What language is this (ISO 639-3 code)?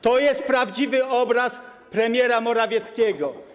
pol